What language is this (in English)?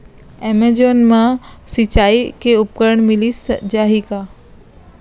Chhattisgarhi